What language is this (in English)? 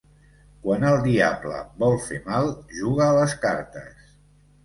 Catalan